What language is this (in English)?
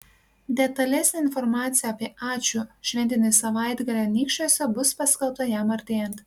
Lithuanian